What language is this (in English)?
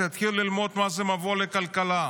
Hebrew